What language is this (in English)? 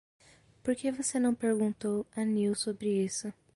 Portuguese